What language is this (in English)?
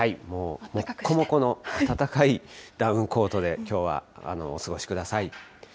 Japanese